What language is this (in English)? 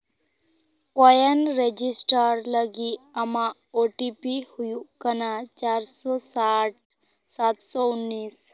Santali